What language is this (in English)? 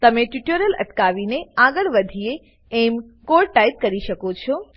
Gujarati